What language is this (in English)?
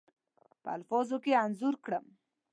Pashto